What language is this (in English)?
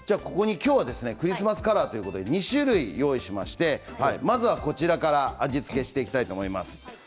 Japanese